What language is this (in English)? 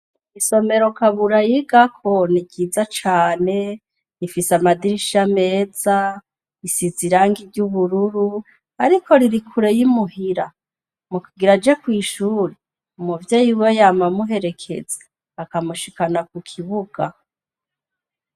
Rundi